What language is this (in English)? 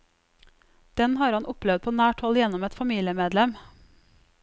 Norwegian